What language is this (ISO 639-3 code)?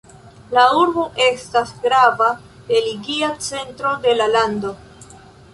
epo